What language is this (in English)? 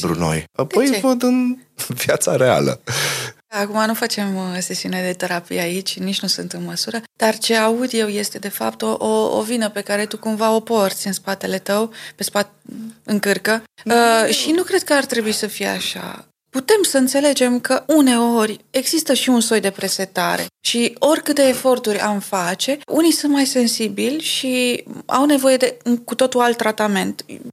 Romanian